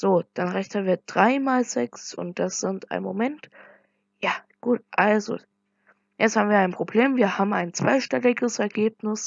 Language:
German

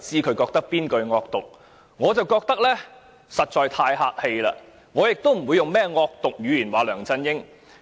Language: Cantonese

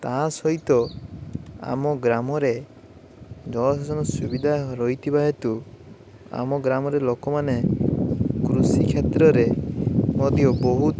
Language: Odia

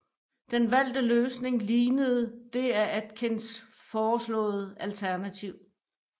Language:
Danish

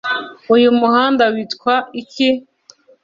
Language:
Kinyarwanda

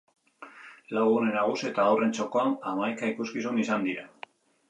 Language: Basque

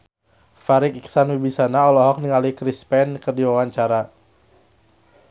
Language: Sundanese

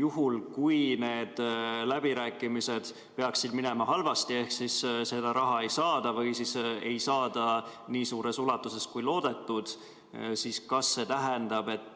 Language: Estonian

